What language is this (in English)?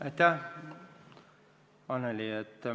Estonian